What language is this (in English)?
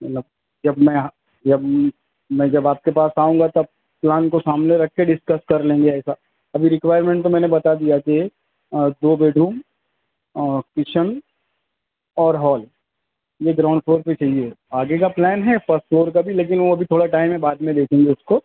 Urdu